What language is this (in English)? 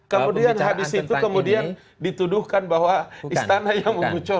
Indonesian